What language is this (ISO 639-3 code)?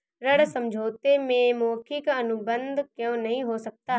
hin